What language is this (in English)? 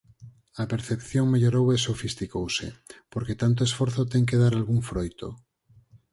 Galician